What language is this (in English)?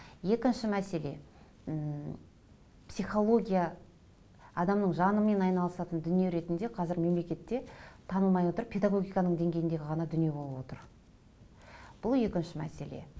Kazakh